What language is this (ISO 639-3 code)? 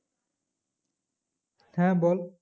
ben